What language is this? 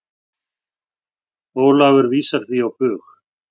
Icelandic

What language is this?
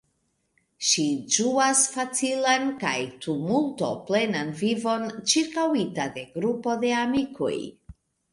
Esperanto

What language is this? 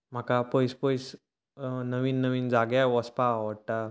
Konkani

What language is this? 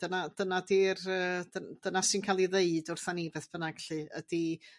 Welsh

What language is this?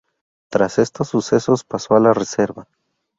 Spanish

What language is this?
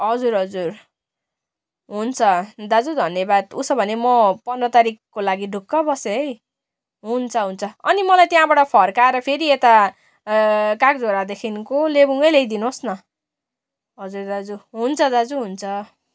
Nepali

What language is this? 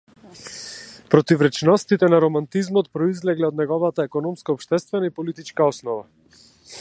Macedonian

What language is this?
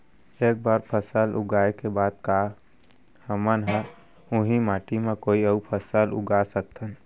Chhattisgarhi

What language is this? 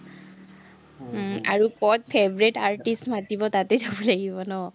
Assamese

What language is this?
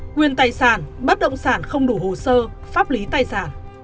Vietnamese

